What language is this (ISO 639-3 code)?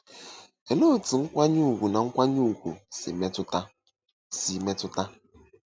ibo